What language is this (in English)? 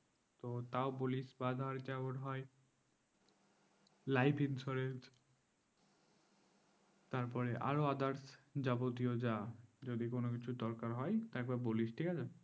Bangla